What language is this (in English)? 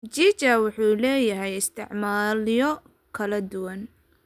Somali